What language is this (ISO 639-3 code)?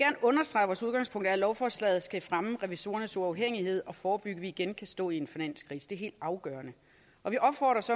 dan